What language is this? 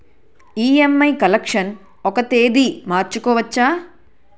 Telugu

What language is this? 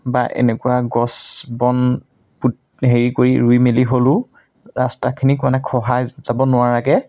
Assamese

